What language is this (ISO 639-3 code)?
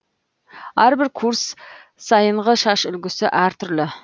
kaz